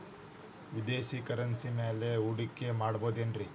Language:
Kannada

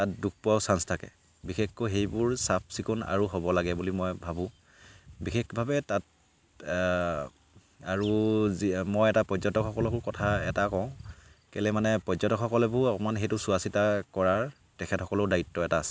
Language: Assamese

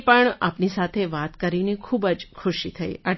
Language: Gujarati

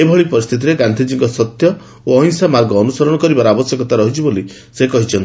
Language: Odia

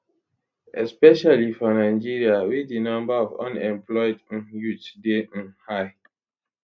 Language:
Nigerian Pidgin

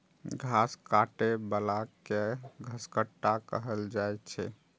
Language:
Maithili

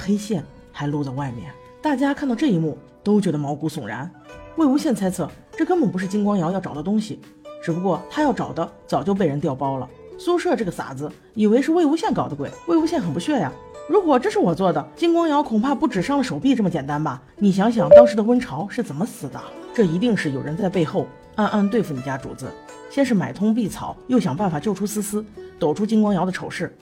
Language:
Chinese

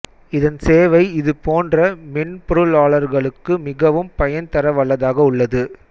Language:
Tamil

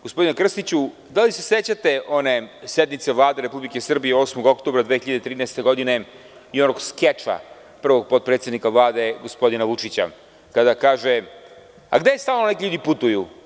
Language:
Serbian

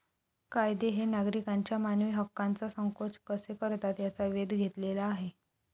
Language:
Marathi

